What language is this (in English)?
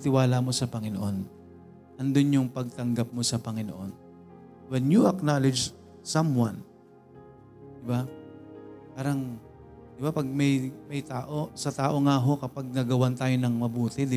Filipino